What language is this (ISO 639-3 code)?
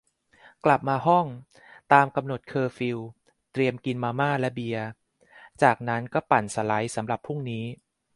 tha